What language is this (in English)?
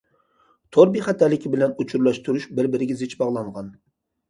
Uyghur